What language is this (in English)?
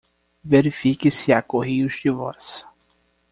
Portuguese